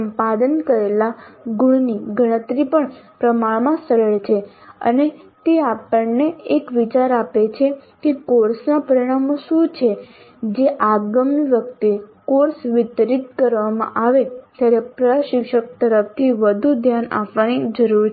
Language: Gujarati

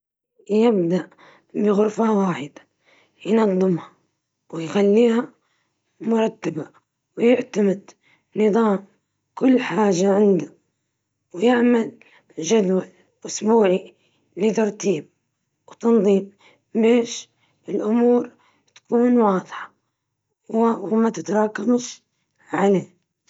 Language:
Libyan Arabic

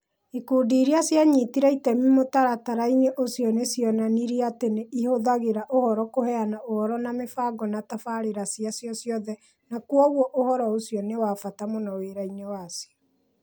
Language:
Kikuyu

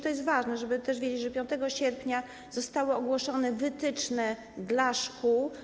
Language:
Polish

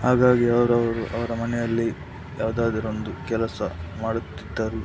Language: Kannada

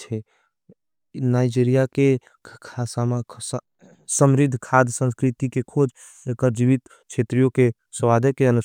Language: Angika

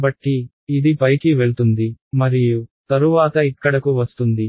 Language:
Telugu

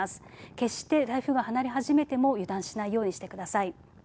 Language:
Japanese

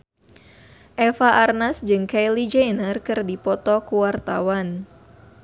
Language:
Sundanese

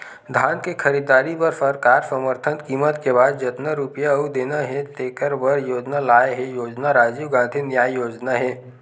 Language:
Chhattisgarhi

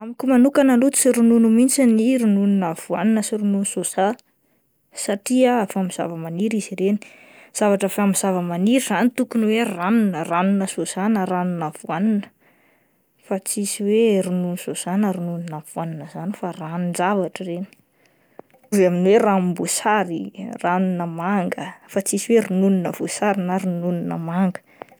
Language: Malagasy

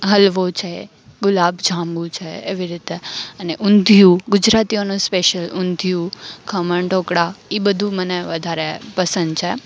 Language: Gujarati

